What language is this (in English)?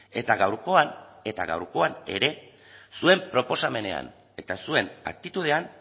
Basque